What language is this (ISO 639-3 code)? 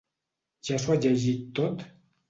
cat